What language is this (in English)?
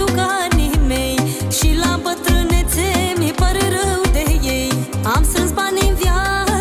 Romanian